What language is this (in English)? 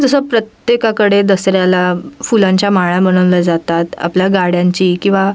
Marathi